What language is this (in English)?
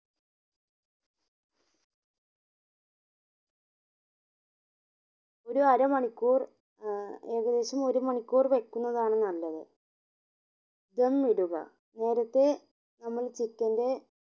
Malayalam